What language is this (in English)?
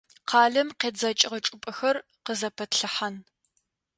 Adyghe